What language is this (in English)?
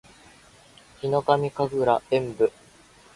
Japanese